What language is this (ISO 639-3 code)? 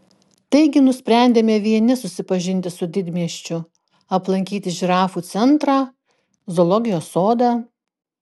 lit